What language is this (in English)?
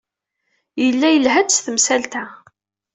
Kabyle